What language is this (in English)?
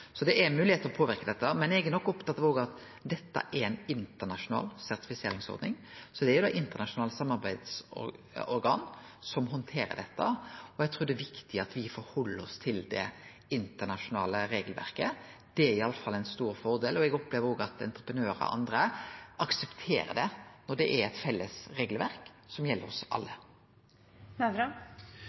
Norwegian Nynorsk